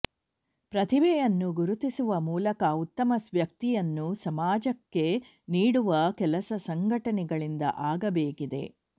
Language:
Kannada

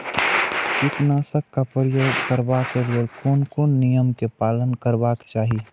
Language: Maithili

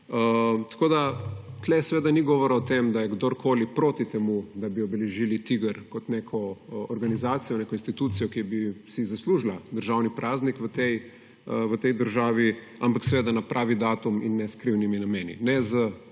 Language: Slovenian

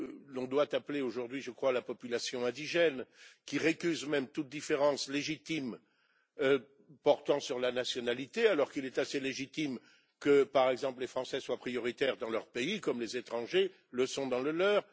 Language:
French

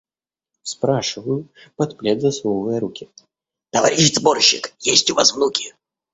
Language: Russian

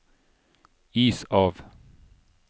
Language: Norwegian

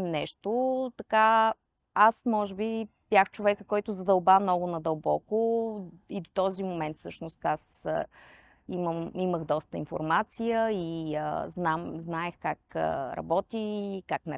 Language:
Bulgarian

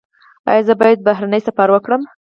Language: Pashto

